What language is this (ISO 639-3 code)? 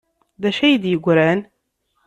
kab